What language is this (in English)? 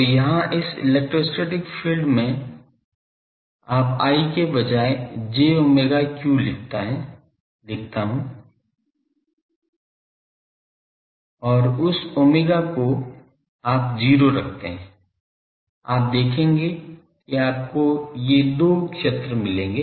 Hindi